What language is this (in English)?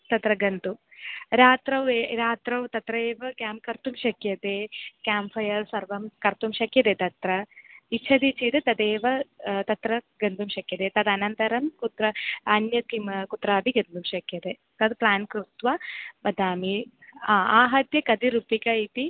Sanskrit